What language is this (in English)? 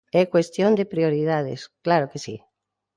Galician